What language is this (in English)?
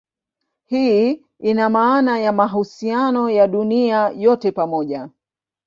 Swahili